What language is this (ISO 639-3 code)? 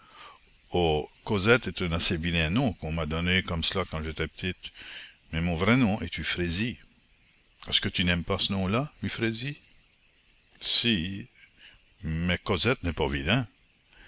fra